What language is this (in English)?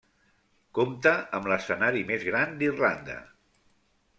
Catalan